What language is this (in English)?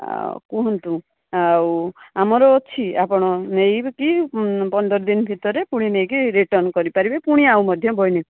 Odia